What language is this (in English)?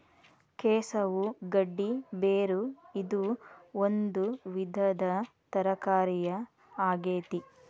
Kannada